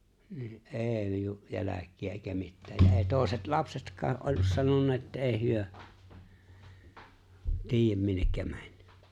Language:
Finnish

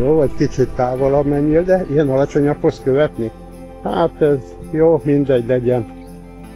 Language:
Hungarian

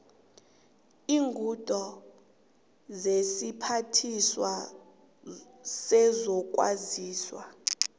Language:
South Ndebele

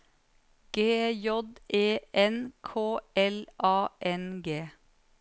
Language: Norwegian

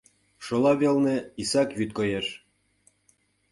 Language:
Mari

